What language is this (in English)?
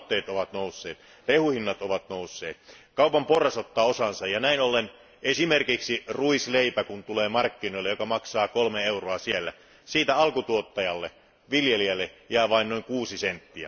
Finnish